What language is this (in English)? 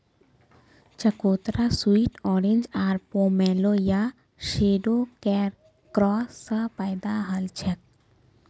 Magahi